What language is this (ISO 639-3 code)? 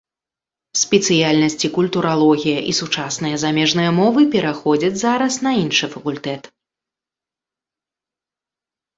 bel